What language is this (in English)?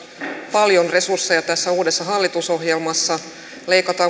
Finnish